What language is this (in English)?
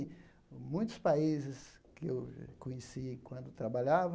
Portuguese